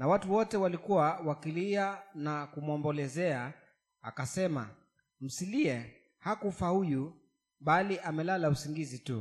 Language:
Swahili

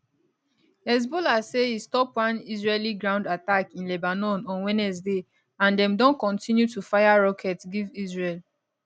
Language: Nigerian Pidgin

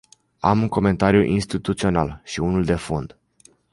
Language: Romanian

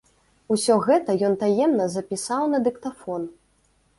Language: Belarusian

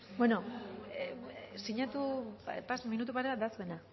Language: Basque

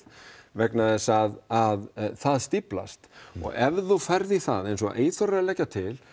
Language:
Icelandic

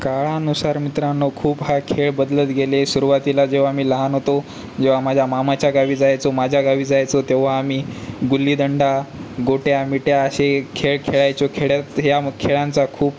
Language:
Marathi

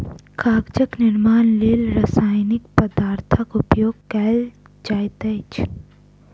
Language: Maithili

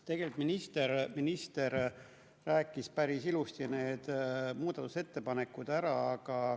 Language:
Estonian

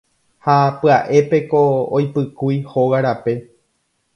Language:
Guarani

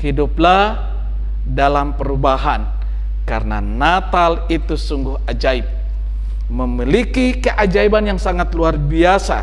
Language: Indonesian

